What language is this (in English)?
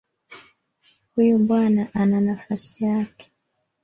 Swahili